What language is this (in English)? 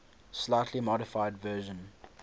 English